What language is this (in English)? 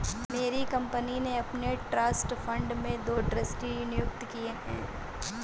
Hindi